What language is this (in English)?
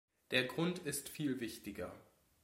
German